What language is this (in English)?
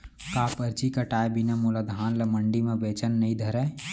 Chhattisgarhi